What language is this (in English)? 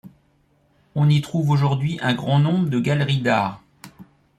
French